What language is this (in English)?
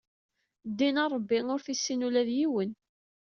Kabyle